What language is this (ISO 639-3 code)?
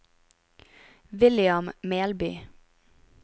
nor